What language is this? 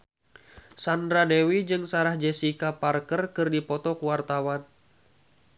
Sundanese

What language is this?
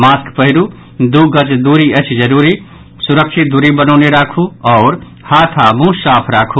Maithili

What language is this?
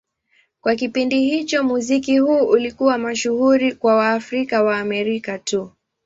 Swahili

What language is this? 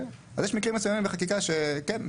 Hebrew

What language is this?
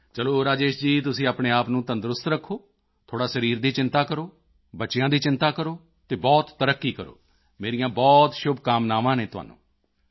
Punjabi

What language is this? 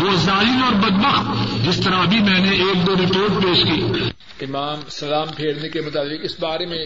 Urdu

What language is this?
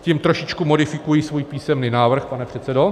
Czech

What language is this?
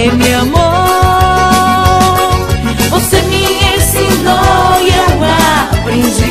Romanian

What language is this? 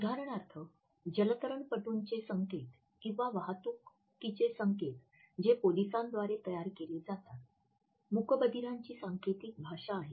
Marathi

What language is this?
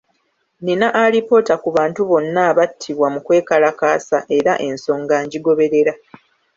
Ganda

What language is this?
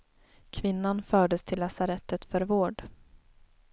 Swedish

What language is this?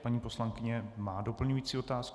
Czech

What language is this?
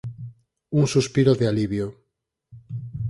Galician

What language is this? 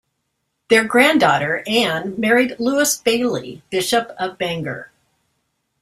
English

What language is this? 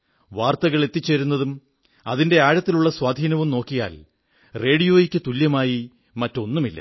Malayalam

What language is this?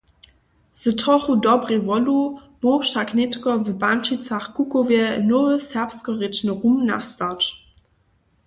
Upper Sorbian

